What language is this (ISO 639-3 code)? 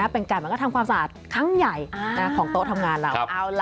tha